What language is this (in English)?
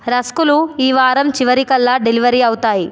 Telugu